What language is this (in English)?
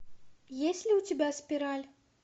Russian